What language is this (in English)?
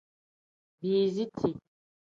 Tem